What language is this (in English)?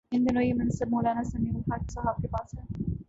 Urdu